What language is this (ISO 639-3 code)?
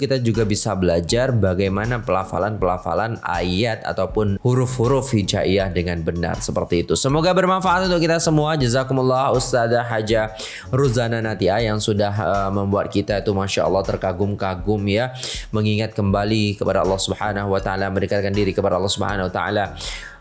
ind